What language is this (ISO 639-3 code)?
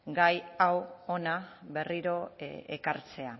eus